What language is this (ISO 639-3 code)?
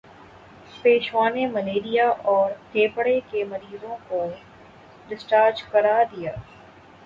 urd